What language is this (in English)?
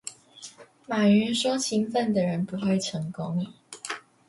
Chinese